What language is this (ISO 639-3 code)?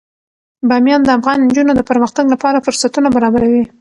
pus